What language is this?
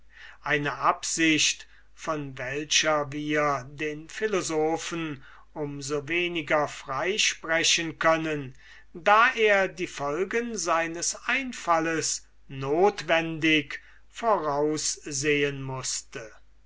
German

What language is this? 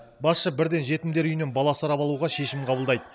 Kazakh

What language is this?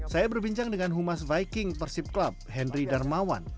Indonesian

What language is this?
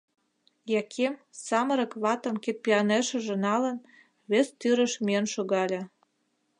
Mari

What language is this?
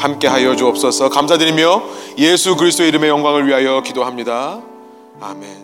Korean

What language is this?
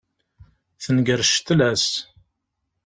Kabyle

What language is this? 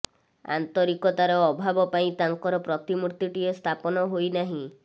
Odia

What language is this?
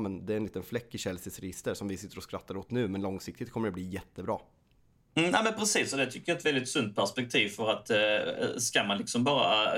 Swedish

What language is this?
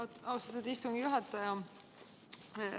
Estonian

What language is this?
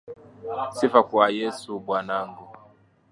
Swahili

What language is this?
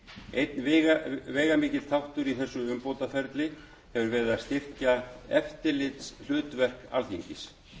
Icelandic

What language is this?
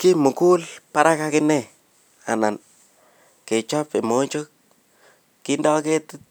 Kalenjin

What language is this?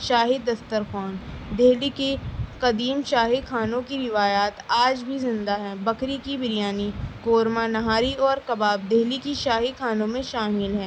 Urdu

